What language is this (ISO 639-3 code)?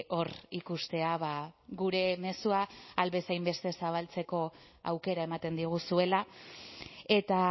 eus